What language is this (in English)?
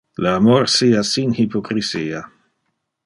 Interlingua